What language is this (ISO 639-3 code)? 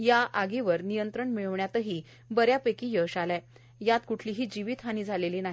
mar